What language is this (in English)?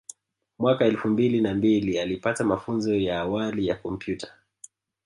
Swahili